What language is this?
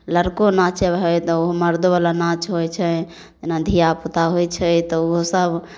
Maithili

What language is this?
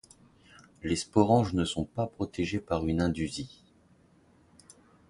French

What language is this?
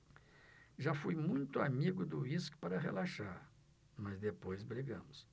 Portuguese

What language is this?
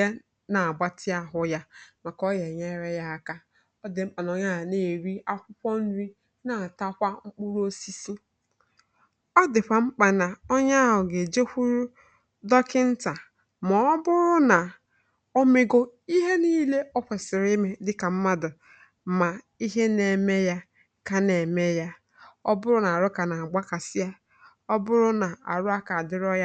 Igbo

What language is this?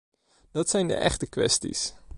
Dutch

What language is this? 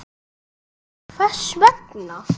Icelandic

